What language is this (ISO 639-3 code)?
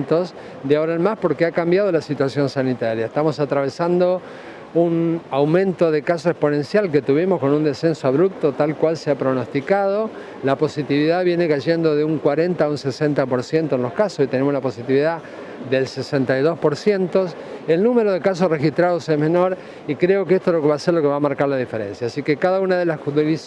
spa